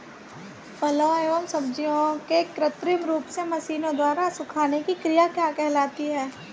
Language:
Hindi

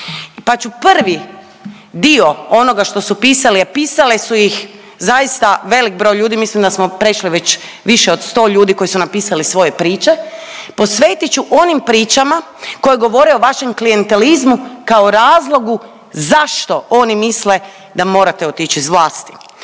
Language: Croatian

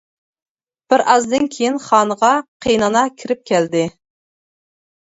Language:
Uyghur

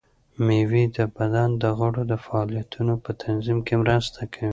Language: Pashto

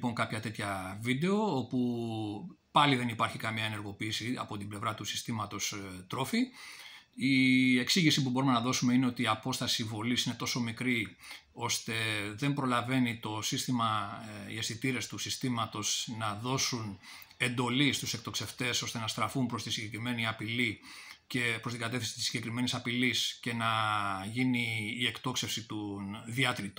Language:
Greek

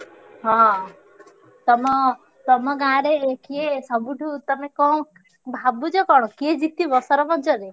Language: Odia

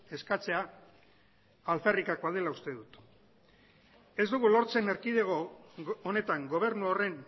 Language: Basque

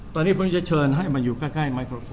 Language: Thai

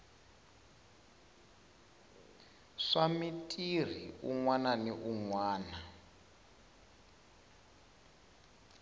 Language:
Tsonga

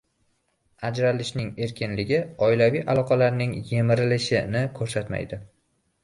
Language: Uzbek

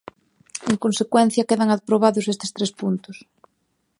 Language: Galician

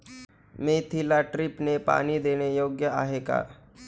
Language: Marathi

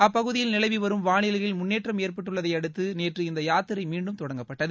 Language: Tamil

